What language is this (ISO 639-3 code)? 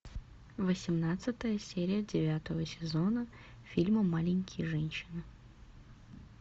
rus